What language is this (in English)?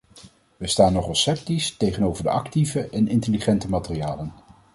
Dutch